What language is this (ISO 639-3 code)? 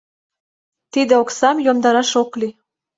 chm